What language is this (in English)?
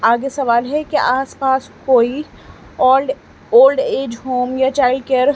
Urdu